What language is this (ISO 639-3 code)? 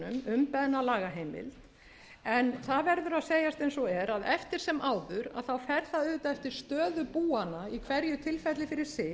isl